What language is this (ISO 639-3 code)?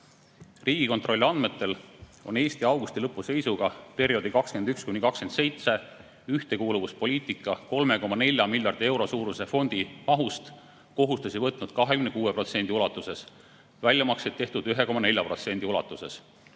est